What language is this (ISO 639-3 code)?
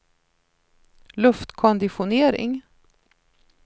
swe